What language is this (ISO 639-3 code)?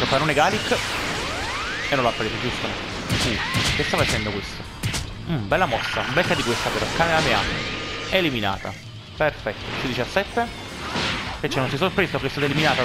ita